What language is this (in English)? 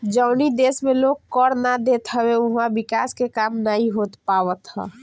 Bhojpuri